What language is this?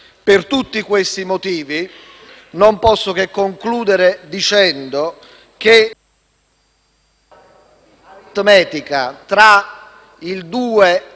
Italian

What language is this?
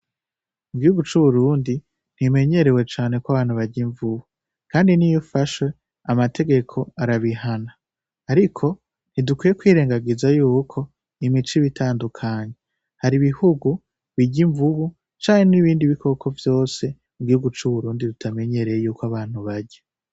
Rundi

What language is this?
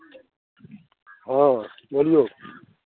Maithili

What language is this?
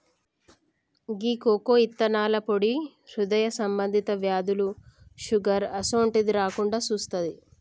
Telugu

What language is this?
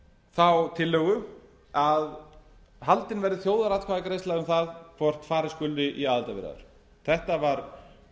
Icelandic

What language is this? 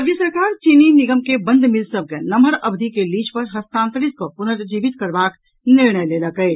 Maithili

